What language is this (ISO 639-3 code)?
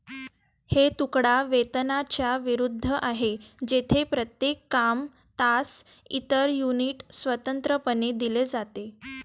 mar